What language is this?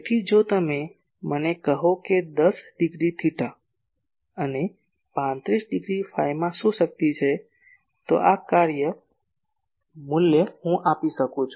Gujarati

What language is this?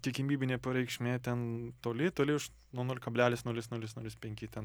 Lithuanian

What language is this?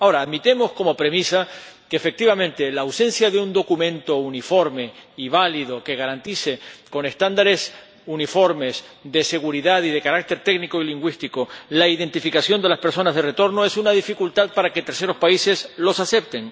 Spanish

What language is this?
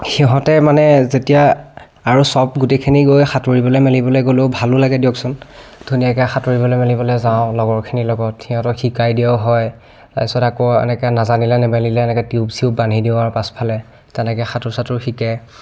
Assamese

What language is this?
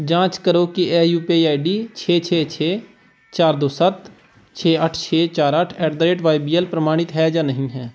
Punjabi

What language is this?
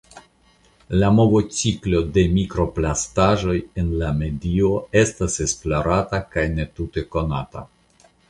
Esperanto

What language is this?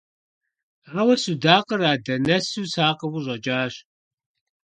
Kabardian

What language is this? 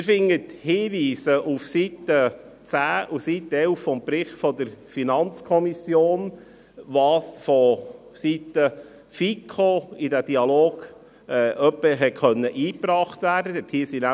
Swiss German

